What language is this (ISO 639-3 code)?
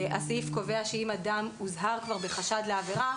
heb